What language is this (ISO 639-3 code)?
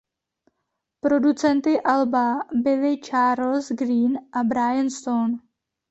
ces